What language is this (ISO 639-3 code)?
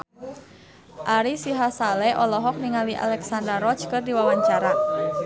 sun